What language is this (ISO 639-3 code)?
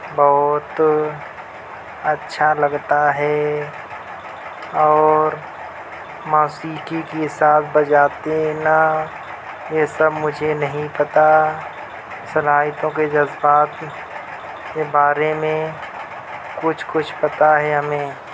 urd